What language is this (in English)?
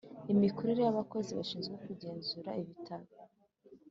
Kinyarwanda